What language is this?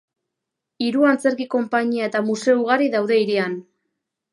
Basque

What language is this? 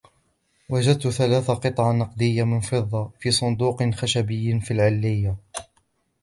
Arabic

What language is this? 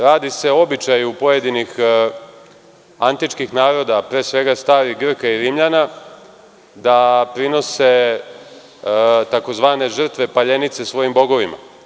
Serbian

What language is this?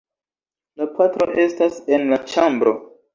Esperanto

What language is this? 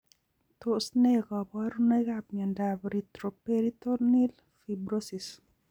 Kalenjin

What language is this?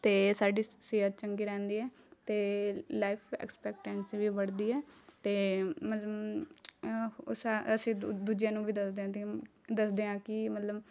Punjabi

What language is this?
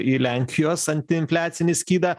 Lithuanian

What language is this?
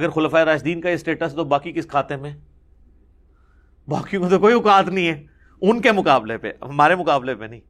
Urdu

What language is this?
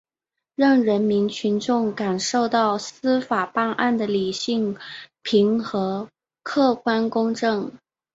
Chinese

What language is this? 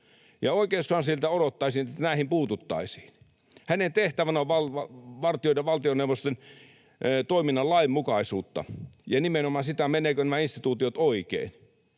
Finnish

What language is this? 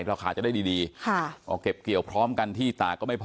Thai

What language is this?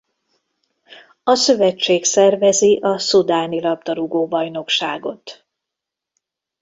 Hungarian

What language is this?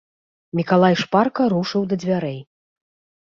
Belarusian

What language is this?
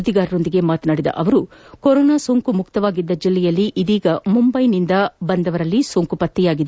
Kannada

